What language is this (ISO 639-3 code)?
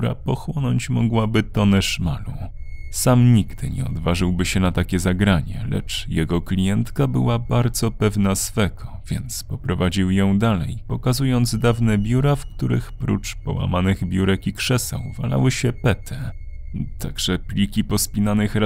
pol